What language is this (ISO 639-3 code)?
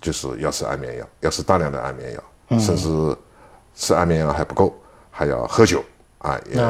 zho